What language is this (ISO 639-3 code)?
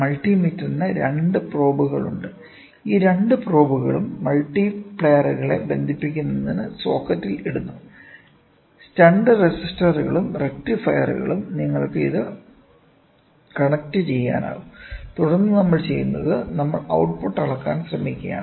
mal